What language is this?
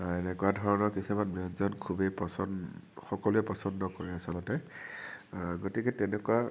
Assamese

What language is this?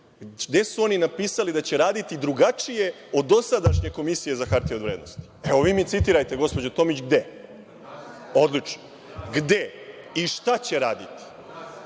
Serbian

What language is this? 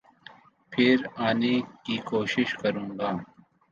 Urdu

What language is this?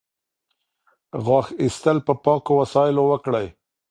Pashto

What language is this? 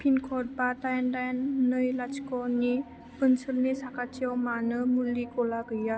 Bodo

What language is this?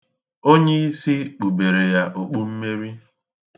Igbo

